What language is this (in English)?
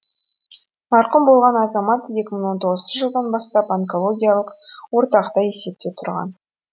Kazakh